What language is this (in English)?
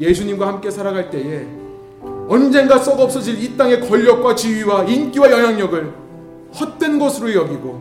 Korean